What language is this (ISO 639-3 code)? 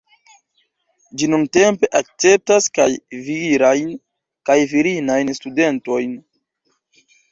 epo